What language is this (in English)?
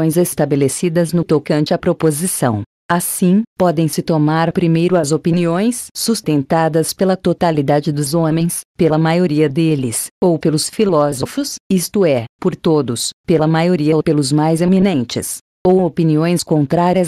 Portuguese